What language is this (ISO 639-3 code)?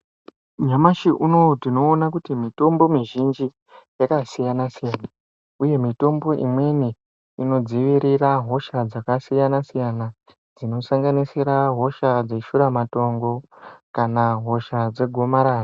ndc